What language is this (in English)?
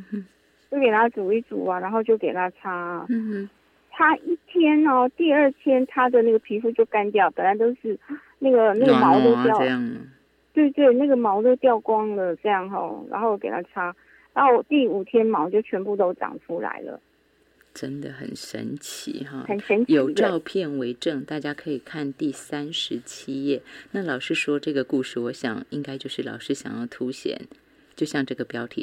Chinese